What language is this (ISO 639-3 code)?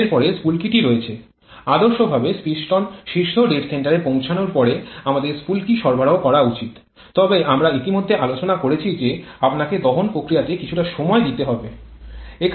ben